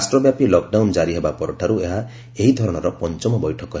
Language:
Odia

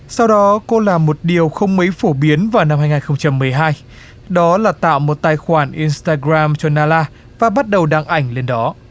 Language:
Vietnamese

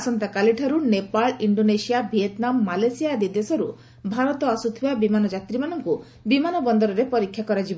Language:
Odia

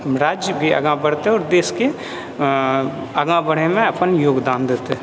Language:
Maithili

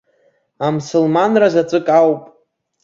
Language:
Abkhazian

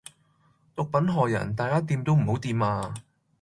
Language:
Cantonese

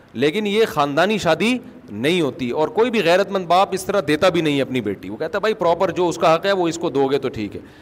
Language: Urdu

